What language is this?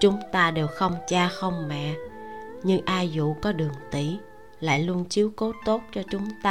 Vietnamese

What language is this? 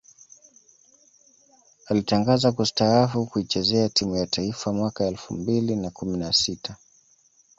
Swahili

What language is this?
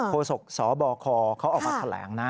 Thai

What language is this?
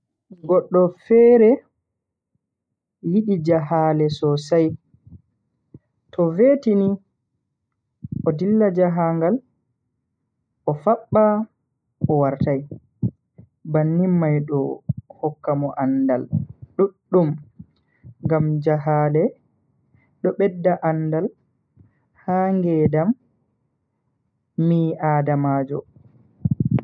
Bagirmi Fulfulde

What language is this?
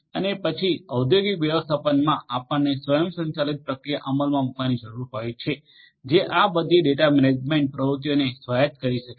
Gujarati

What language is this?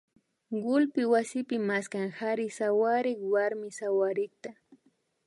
Imbabura Highland Quichua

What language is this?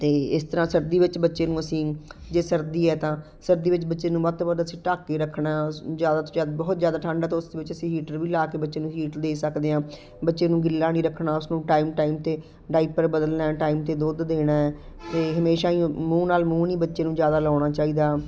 Punjabi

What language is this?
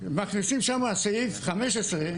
Hebrew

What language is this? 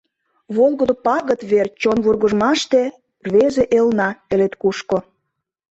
Mari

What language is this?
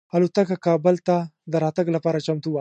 Pashto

